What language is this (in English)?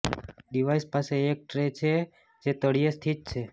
Gujarati